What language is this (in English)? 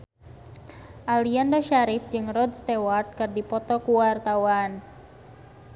Sundanese